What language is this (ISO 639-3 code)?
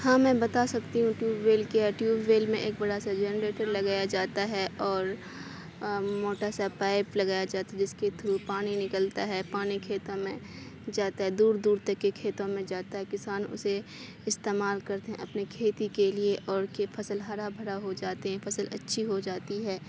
urd